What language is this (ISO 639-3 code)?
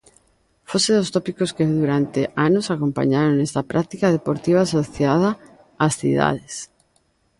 glg